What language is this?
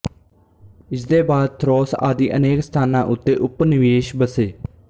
Punjabi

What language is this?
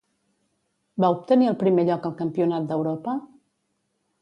Catalan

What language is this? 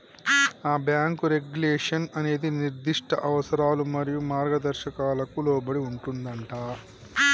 Telugu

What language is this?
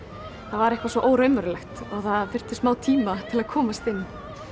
Icelandic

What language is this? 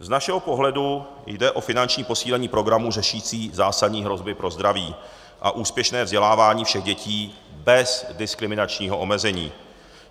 Czech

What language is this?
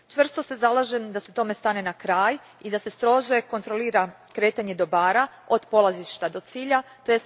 Croatian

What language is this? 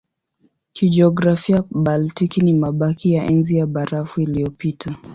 Swahili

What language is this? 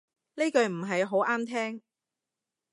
Cantonese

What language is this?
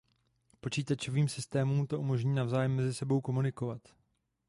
Czech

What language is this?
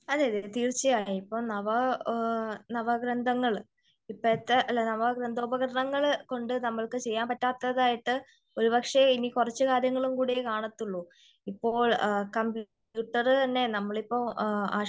Malayalam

